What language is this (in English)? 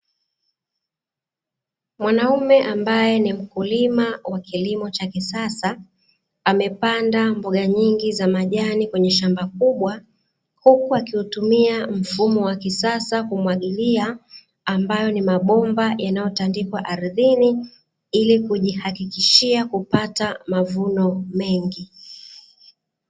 Swahili